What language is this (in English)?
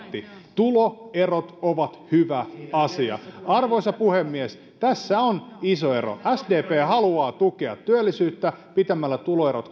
Finnish